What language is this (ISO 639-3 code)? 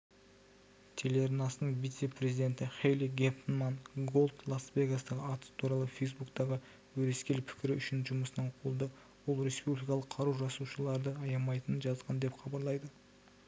kaz